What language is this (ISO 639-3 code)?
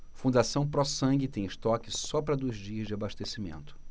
por